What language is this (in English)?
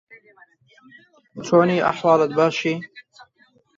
Central Kurdish